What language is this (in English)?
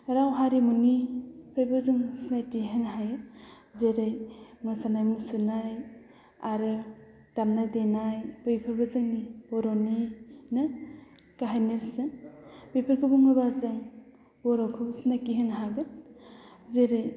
Bodo